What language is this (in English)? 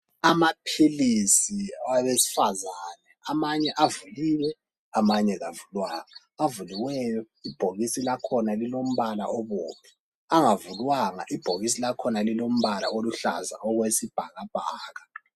North Ndebele